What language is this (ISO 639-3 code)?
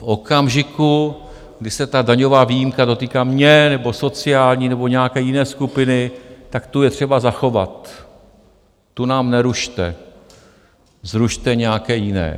ces